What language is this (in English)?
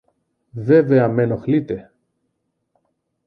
Greek